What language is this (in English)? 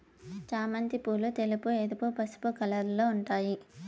Telugu